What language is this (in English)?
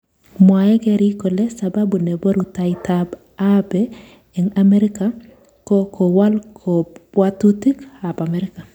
Kalenjin